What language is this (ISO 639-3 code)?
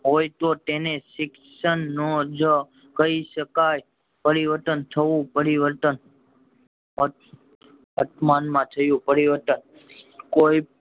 guj